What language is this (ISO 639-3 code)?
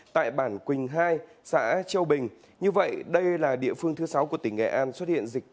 vie